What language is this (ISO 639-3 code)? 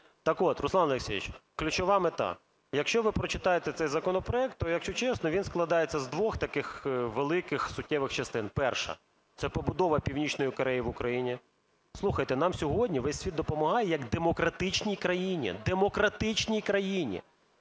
ukr